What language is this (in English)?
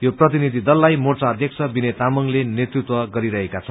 Nepali